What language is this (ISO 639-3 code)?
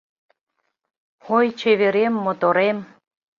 chm